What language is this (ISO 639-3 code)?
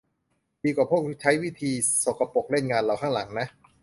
tha